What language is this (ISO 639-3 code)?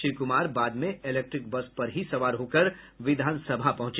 hin